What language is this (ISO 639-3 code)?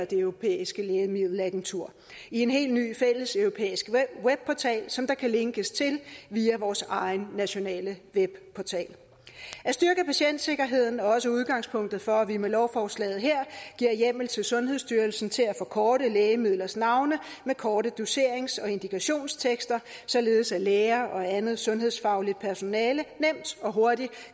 dan